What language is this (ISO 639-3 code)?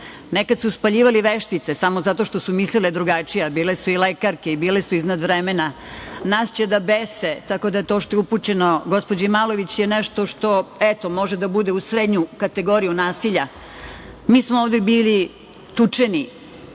srp